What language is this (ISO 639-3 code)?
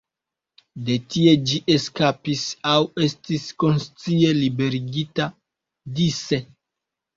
epo